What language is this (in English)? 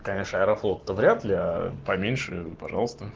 Russian